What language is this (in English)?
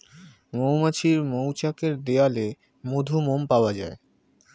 Bangla